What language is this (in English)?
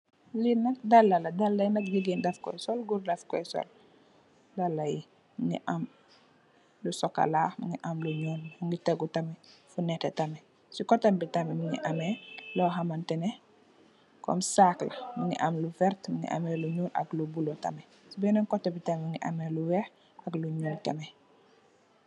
Wolof